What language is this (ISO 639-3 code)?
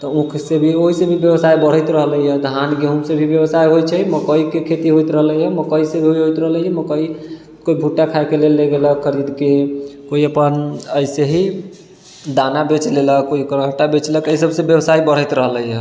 mai